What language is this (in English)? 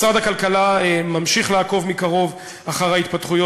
Hebrew